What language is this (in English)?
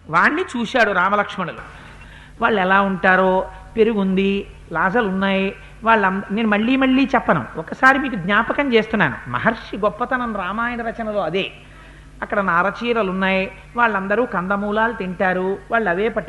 Telugu